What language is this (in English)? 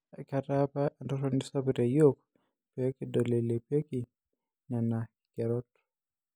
Masai